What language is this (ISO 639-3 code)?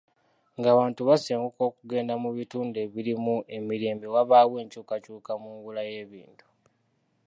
lug